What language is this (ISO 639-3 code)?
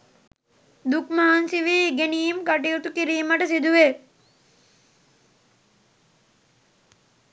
sin